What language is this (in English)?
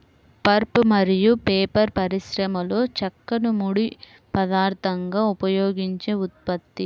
Telugu